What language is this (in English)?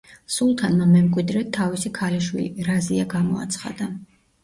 Georgian